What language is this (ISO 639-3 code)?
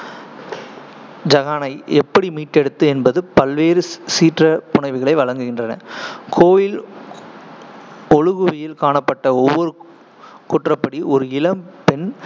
tam